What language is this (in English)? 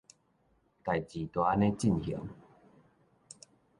Min Nan Chinese